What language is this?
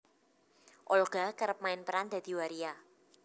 Javanese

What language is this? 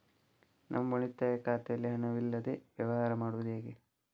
Kannada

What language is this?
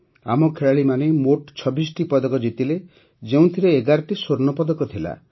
Odia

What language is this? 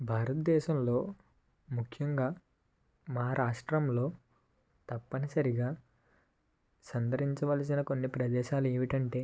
Telugu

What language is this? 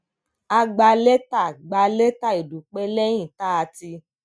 Yoruba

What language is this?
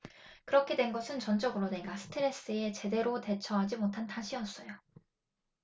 Korean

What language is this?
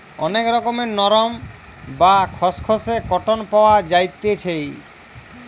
Bangla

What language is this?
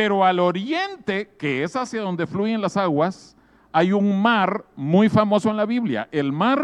Spanish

